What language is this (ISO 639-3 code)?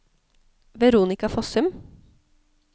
nor